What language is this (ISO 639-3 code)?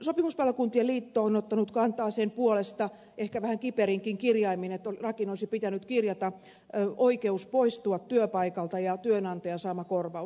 fin